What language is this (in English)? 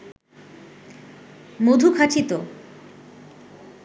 Bangla